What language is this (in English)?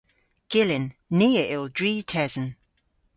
Cornish